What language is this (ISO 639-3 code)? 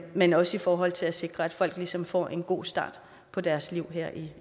dan